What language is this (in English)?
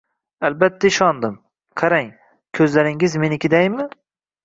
Uzbek